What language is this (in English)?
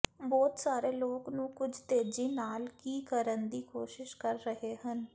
Punjabi